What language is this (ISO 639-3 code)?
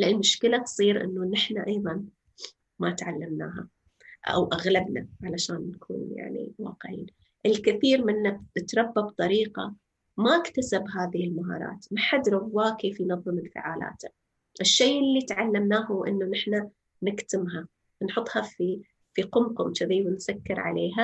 ara